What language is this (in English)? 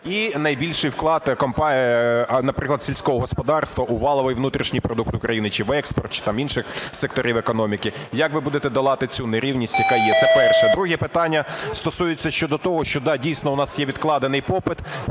Ukrainian